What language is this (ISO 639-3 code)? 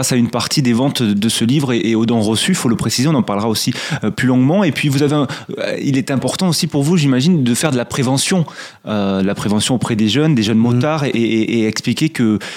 fra